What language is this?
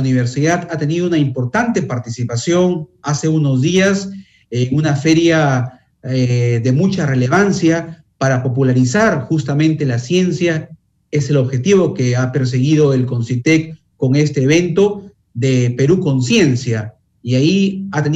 Spanish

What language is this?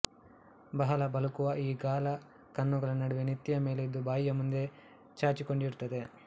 Kannada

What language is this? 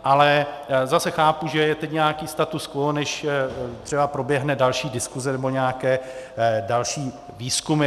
Czech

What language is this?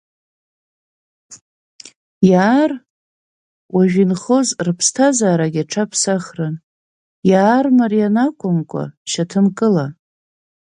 Abkhazian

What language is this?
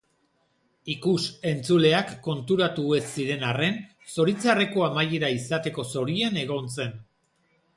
Basque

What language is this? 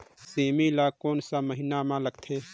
Chhattisgarhi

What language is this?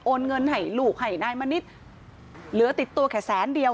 Thai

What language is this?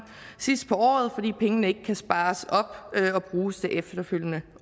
Danish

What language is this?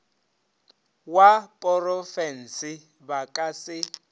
Northern Sotho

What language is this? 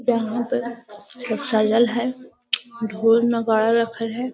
Magahi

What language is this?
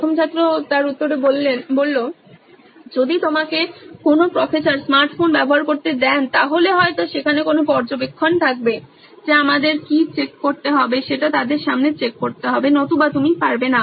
Bangla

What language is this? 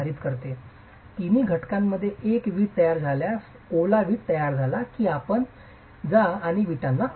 Marathi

